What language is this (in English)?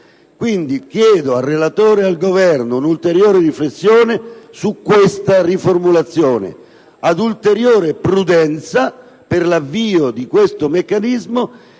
Italian